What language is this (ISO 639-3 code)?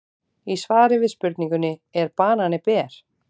isl